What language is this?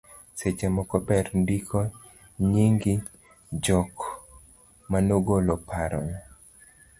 Luo (Kenya and Tanzania)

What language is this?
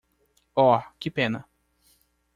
Portuguese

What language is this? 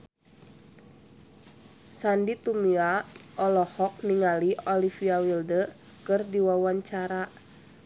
Sundanese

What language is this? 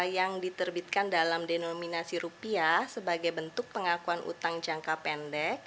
Indonesian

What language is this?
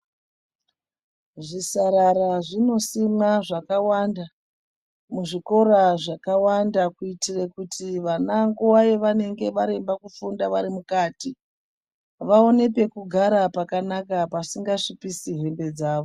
Ndau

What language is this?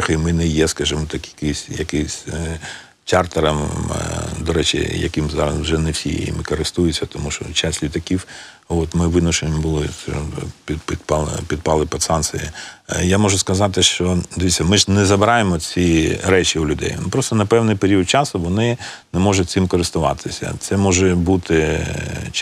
Ukrainian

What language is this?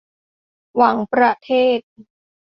Thai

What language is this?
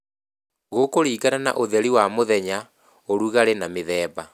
Kikuyu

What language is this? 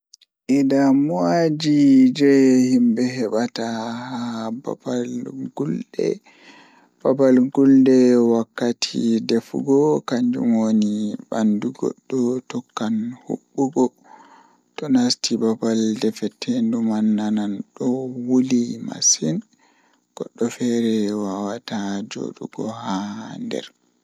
Fula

